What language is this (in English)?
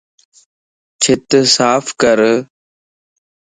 Lasi